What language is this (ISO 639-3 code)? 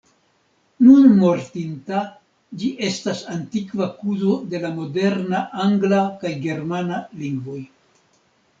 epo